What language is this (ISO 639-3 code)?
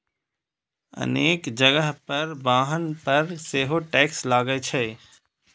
mai